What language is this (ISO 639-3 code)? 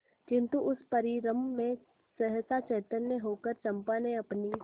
hin